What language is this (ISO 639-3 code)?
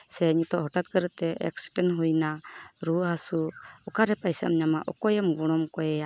sat